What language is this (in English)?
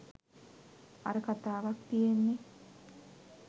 Sinhala